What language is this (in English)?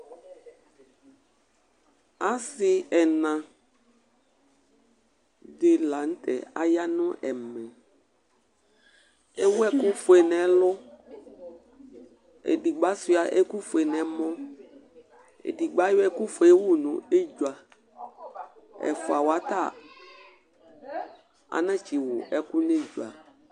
Ikposo